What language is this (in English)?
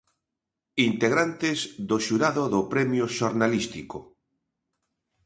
Galician